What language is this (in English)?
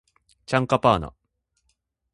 Japanese